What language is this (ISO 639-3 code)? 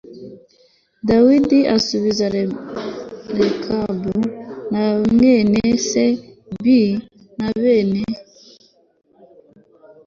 kin